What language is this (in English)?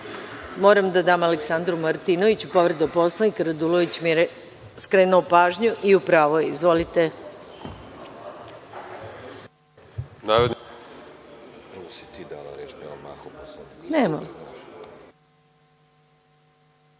Serbian